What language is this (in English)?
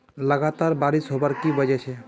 Magahi